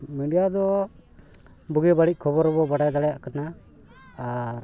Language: Santali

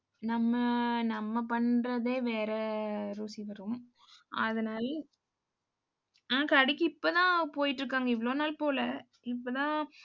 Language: Tamil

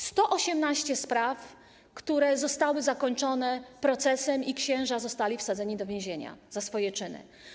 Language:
Polish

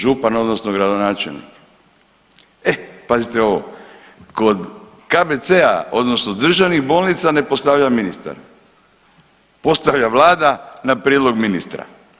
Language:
Croatian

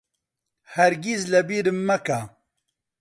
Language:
Central Kurdish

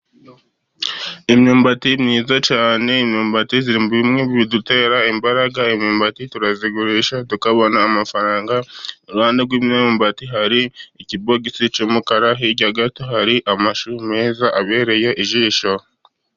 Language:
Kinyarwanda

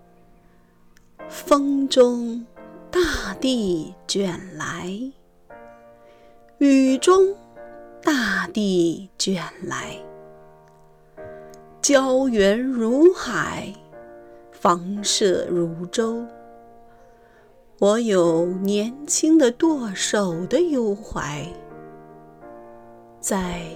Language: Chinese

